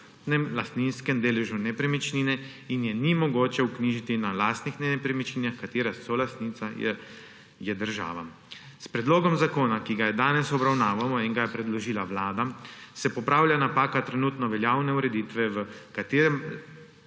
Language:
Slovenian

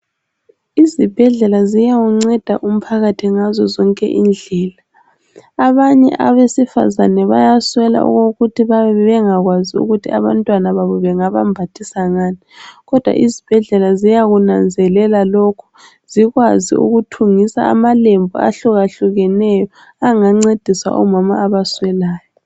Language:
North Ndebele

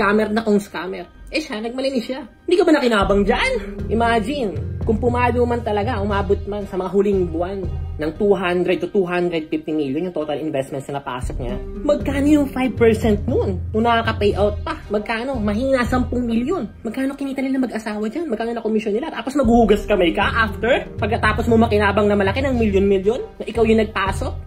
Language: Filipino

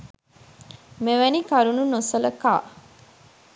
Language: Sinhala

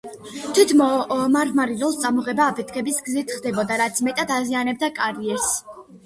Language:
Georgian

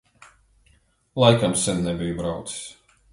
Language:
Latvian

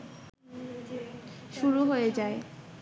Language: Bangla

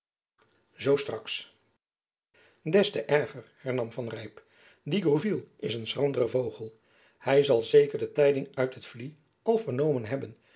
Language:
Dutch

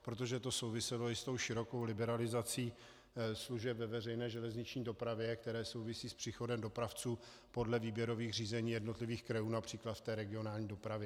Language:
Czech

